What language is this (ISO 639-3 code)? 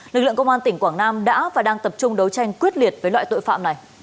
vie